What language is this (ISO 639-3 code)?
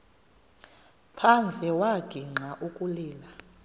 xho